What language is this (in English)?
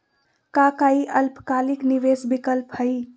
Magahi